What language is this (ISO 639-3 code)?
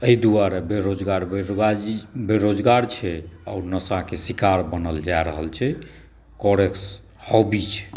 mai